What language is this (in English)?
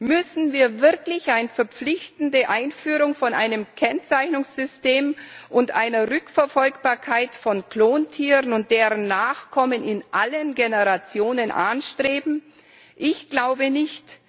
German